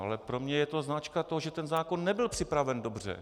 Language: Czech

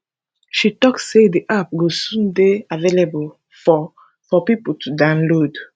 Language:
Nigerian Pidgin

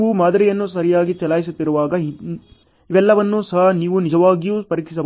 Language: Kannada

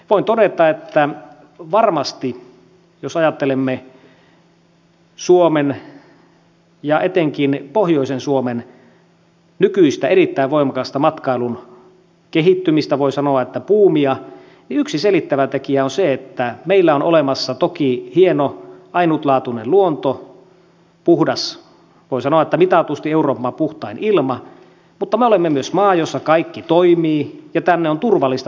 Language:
Finnish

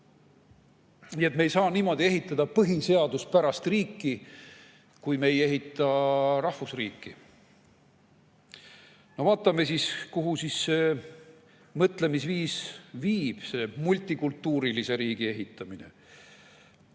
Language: Estonian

